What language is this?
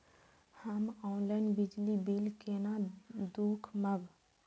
Maithili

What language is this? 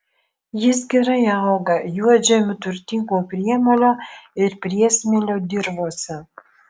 Lithuanian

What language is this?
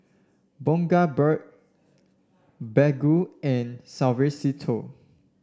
English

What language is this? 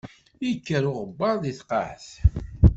Kabyle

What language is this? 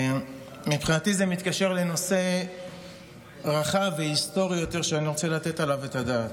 Hebrew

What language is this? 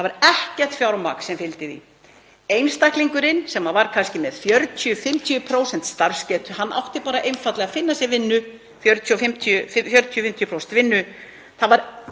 Icelandic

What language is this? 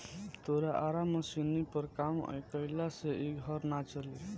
Bhojpuri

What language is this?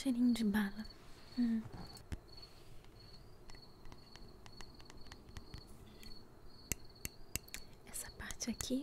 Portuguese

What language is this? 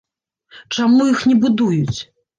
Belarusian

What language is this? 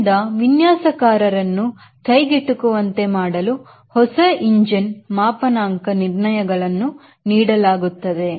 Kannada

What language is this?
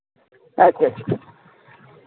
Santali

